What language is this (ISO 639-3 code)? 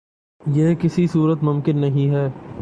urd